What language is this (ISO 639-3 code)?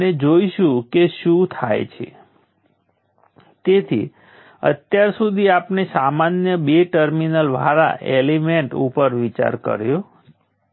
guj